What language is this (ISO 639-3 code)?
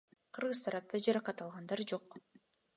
kir